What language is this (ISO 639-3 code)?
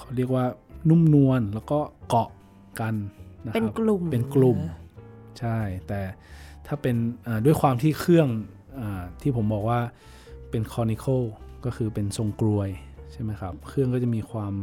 tha